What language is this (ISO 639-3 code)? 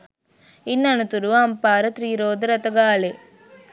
sin